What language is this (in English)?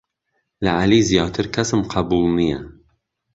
Central Kurdish